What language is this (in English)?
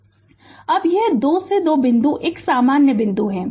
Hindi